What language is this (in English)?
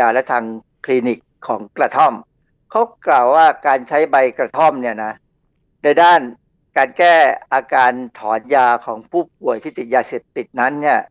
Thai